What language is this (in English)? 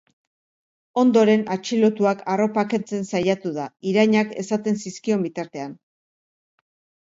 Basque